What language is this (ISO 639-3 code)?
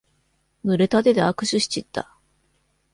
jpn